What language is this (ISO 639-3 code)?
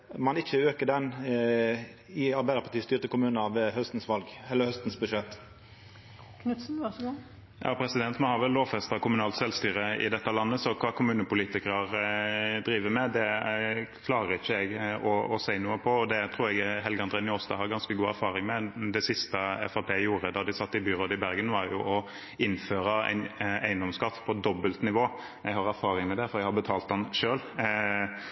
nor